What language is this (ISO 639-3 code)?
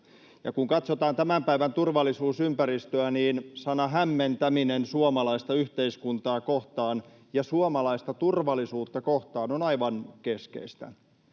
fin